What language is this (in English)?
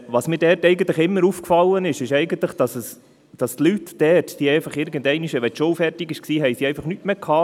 Swiss German